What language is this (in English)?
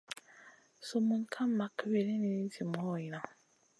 Masana